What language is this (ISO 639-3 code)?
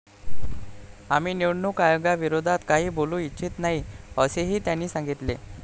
mar